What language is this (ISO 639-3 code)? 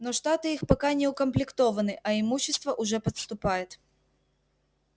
rus